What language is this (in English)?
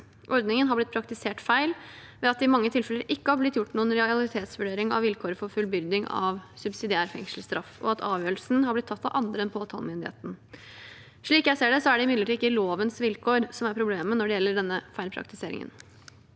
Norwegian